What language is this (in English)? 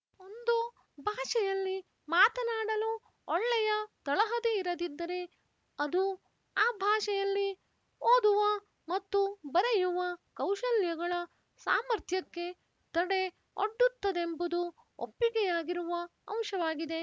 Kannada